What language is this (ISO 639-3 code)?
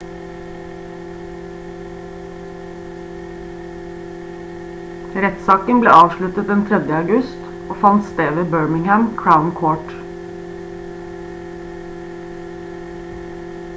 nob